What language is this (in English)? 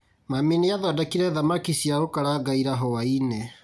Kikuyu